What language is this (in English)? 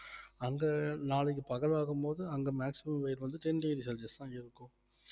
Tamil